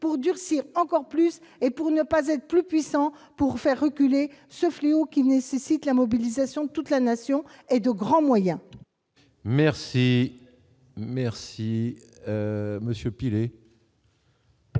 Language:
French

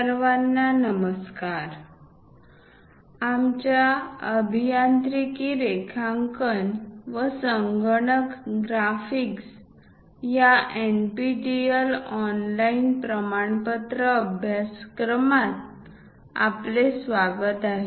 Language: Marathi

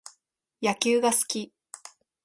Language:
Japanese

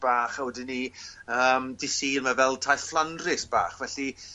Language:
Welsh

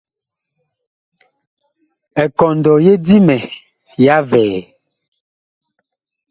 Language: Bakoko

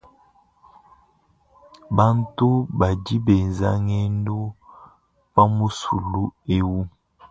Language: Luba-Lulua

